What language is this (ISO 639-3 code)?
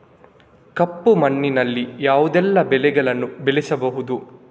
kan